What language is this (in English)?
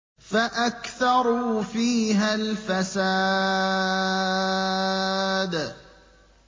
Arabic